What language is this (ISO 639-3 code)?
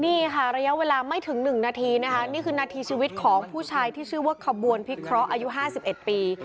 tha